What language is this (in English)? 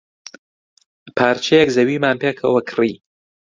Central Kurdish